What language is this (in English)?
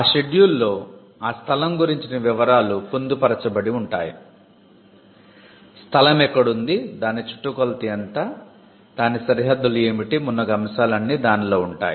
Telugu